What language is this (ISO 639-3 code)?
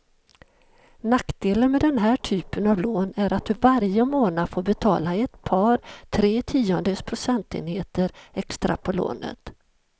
swe